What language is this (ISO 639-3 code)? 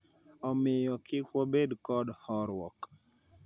luo